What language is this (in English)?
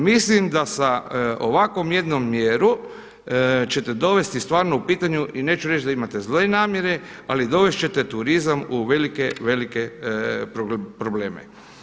Croatian